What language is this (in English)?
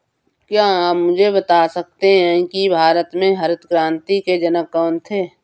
Hindi